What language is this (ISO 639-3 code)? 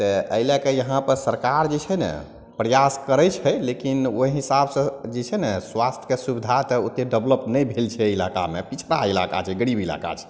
mai